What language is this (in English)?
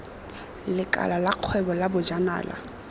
Tswana